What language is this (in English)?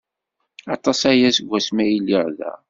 Kabyle